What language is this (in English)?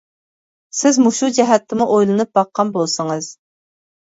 Uyghur